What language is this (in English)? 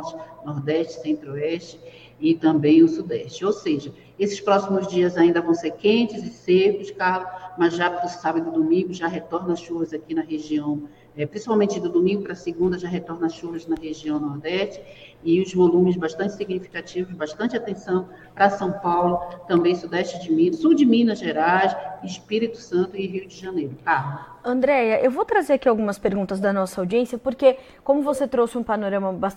Portuguese